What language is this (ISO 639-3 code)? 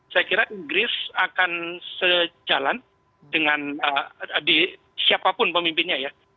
ind